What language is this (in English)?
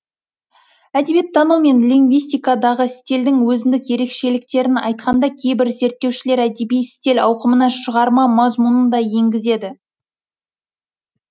Kazakh